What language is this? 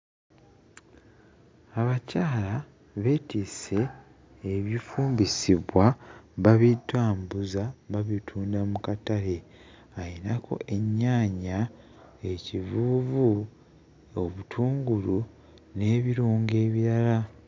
Ganda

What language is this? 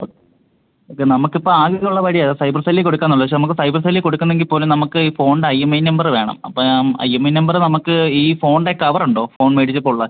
Malayalam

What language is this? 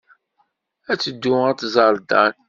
Kabyle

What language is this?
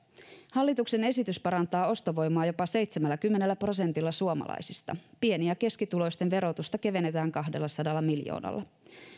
Finnish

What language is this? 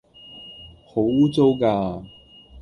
Cantonese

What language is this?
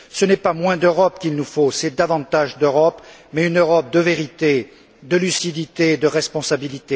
French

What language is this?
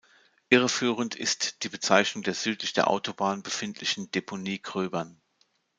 German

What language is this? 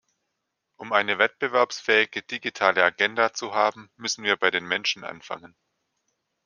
German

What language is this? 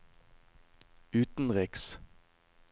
Norwegian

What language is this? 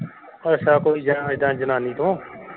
Punjabi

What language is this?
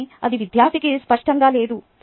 Telugu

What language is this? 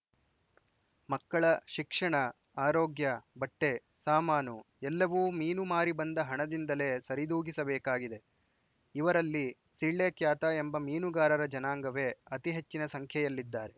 Kannada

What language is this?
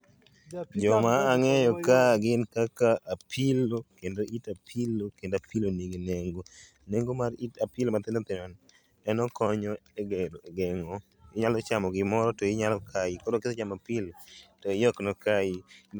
Luo (Kenya and Tanzania)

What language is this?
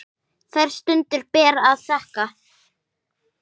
Icelandic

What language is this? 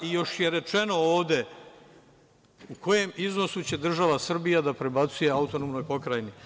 Serbian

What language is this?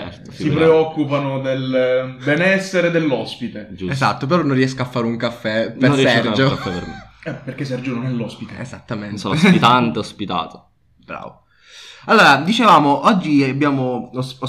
Italian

